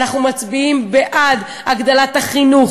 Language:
Hebrew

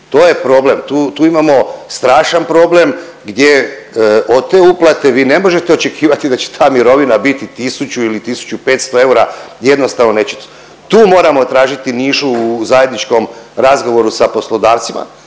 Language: Croatian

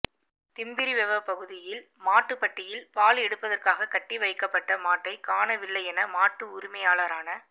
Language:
Tamil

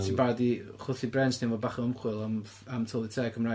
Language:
Welsh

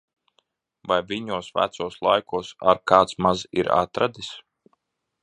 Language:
Latvian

